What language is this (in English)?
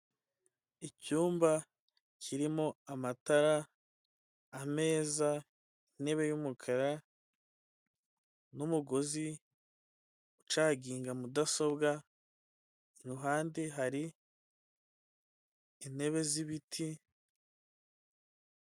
Kinyarwanda